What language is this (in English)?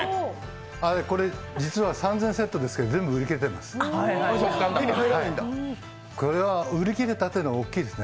Japanese